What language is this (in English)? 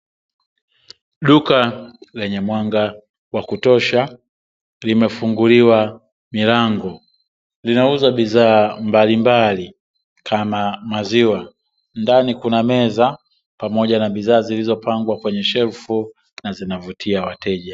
Swahili